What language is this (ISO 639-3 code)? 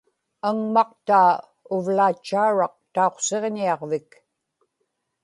ipk